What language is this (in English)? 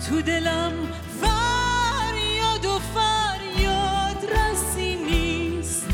Persian